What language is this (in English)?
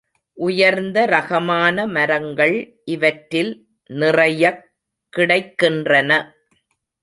Tamil